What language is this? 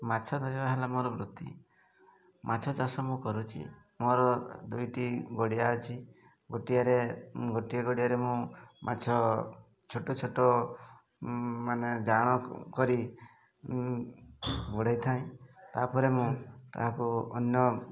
Odia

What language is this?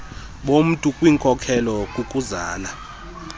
Xhosa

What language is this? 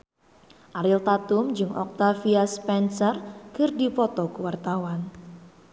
Sundanese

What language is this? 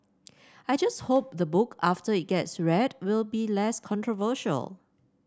English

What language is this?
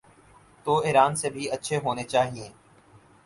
Urdu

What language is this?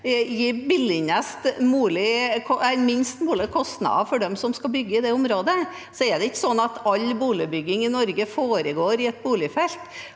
Norwegian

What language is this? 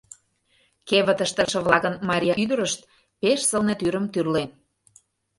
Mari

